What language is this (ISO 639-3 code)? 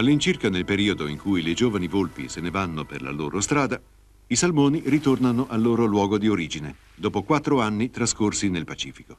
ita